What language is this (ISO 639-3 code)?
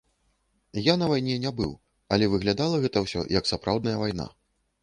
bel